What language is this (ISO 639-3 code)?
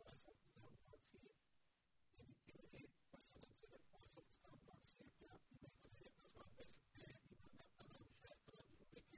urd